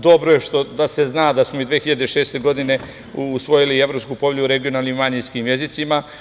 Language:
Serbian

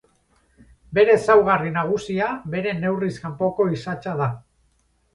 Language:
Basque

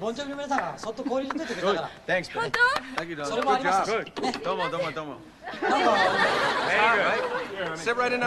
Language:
Japanese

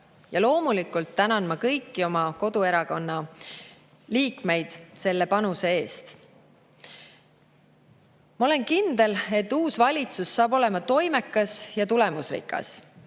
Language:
Estonian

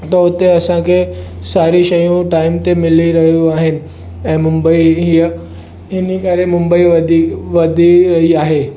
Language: Sindhi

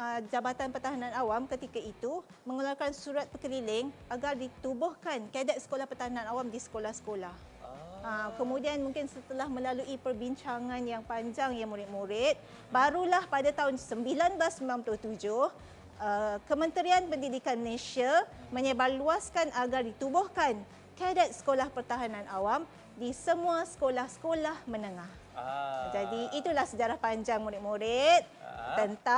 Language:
Malay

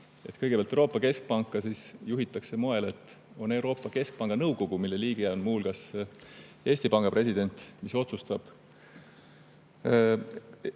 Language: Estonian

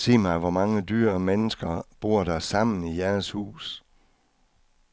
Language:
Danish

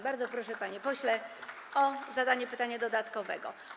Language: Polish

